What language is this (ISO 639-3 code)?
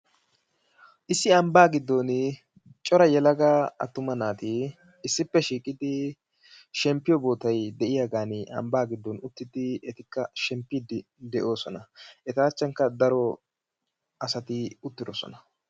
wal